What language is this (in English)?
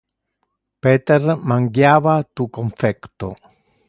Interlingua